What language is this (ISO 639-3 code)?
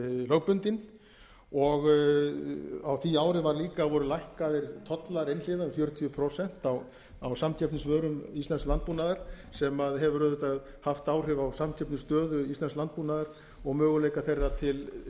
isl